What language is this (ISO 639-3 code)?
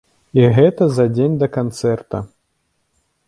bel